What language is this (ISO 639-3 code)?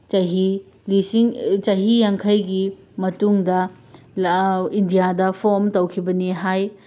mni